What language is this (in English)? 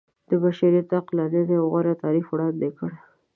Pashto